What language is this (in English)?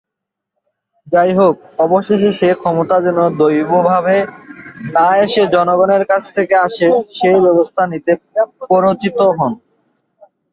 Bangla